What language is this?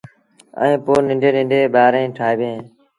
Sindhi Bhil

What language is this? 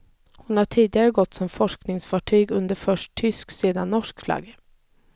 Swedish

